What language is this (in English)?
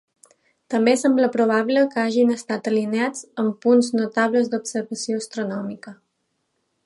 Catalan